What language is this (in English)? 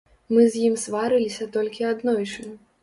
Belarusian